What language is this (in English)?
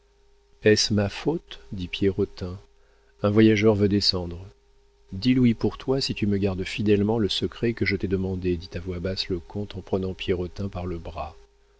French